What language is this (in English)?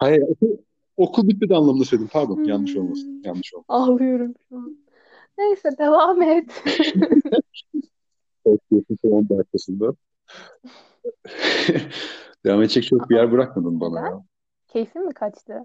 Turkish